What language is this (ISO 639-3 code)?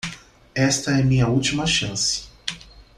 por